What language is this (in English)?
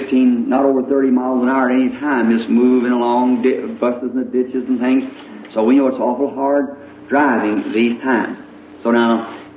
English